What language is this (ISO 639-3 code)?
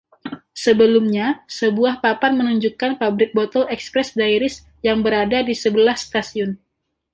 ind